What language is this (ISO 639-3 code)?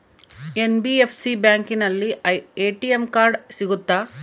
kan